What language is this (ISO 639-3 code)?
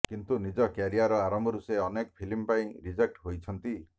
ori